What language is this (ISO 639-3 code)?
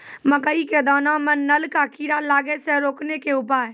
mai